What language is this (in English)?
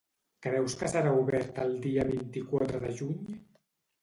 Catalan